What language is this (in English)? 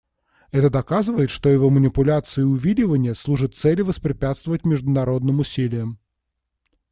Russian